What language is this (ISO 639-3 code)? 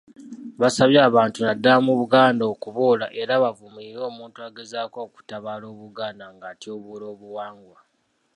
lug